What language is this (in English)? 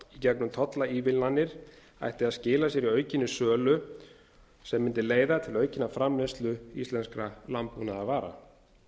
Icelandic